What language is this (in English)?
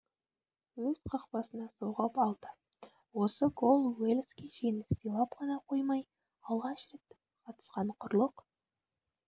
Kazakh